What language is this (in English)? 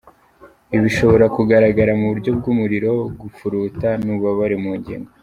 Kinyarwanda